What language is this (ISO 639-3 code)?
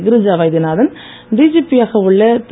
tam